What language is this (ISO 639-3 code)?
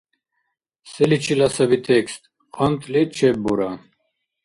dar